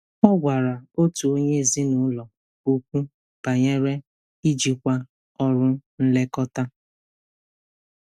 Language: Igbo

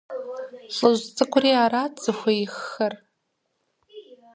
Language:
Kabardian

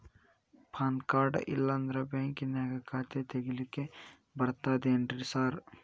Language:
Kannada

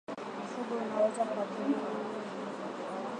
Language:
Swahili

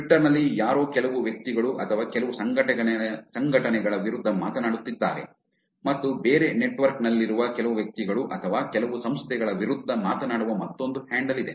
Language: Kannada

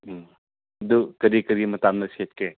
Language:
Manipuri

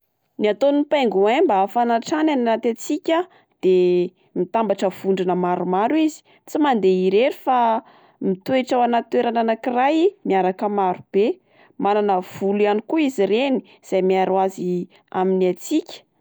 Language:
Malagasy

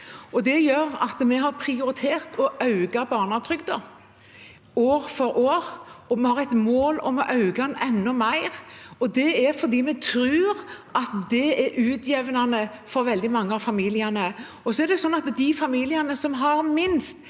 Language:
Norwegian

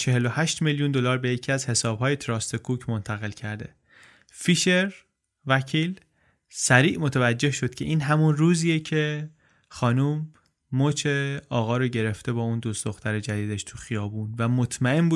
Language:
Persian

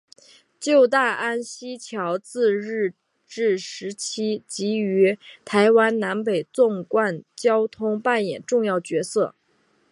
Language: Chinese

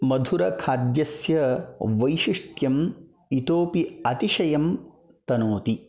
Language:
Sanskrit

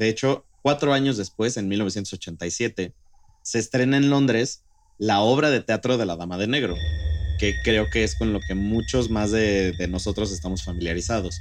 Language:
Spanish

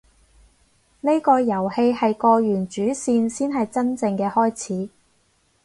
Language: Cantonese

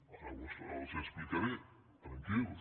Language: Catalan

